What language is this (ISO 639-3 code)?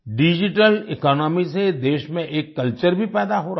hin